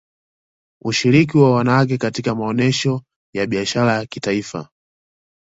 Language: Swahili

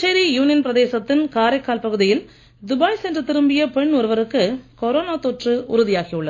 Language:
Tamil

